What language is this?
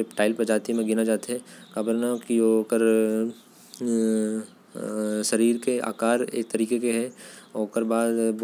Korwa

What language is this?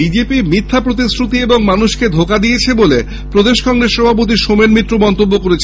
Bangla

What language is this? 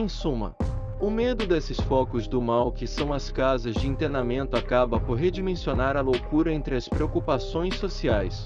Portuguese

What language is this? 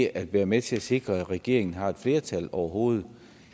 Danish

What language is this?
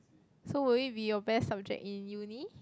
English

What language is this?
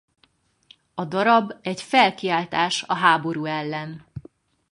Hungarian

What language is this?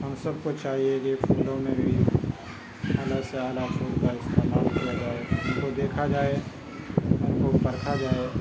Urdu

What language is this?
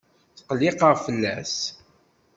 Kabyle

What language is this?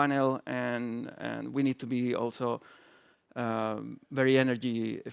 English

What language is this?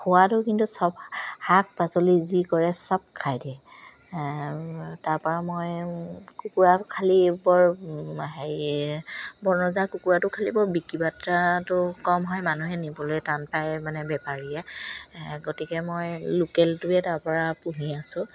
Assamese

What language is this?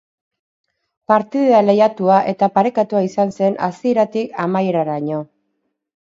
Basque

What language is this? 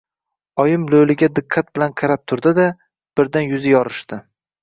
Uzbek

